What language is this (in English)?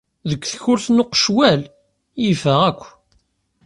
Kabyle